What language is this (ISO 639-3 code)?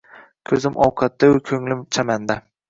uzb